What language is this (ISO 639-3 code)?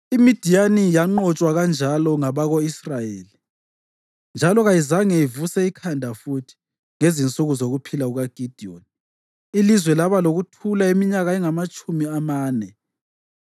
nde